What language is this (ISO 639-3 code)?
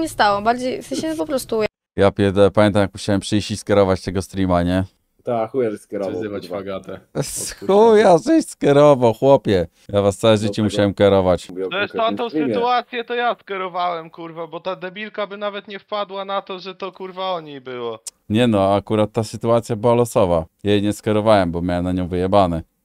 pol